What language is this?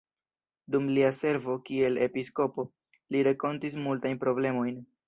Esperanto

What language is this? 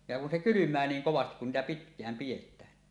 Finnish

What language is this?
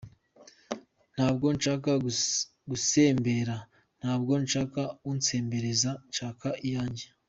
Kinyarwanda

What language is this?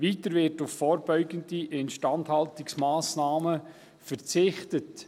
Swiss German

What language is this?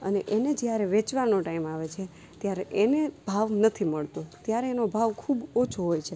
Gujarati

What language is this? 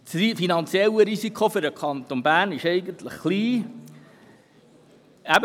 Swiss German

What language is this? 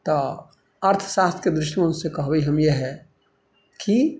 Maithili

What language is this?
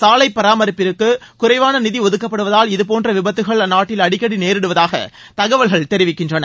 Tamil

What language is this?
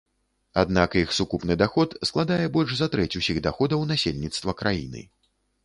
Belarusian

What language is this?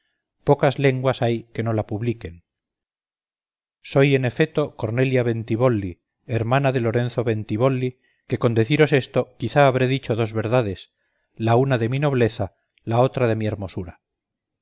Spanish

